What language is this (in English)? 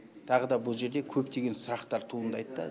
Kazakh